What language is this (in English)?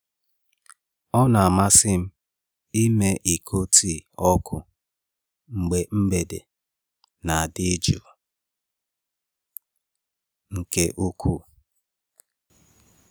Igbo